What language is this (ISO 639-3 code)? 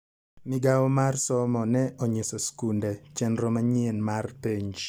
luo